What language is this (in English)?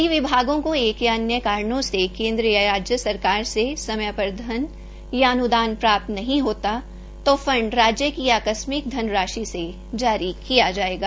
Hindi